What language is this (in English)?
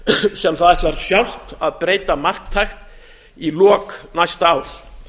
Icelandic